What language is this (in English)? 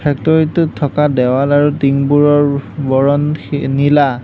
Assamese